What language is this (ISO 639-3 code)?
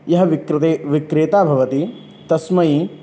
san